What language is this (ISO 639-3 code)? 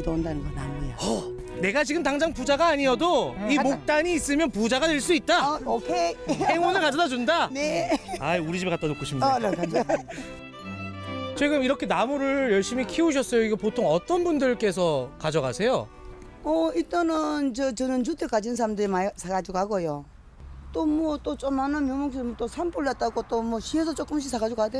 kor